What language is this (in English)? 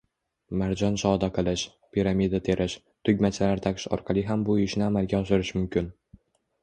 Uzbek